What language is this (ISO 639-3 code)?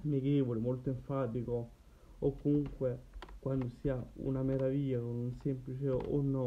ita